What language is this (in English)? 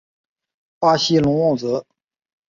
Chinese